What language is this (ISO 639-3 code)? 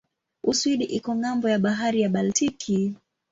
swa